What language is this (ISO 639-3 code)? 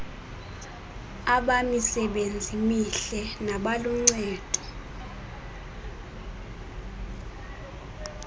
xho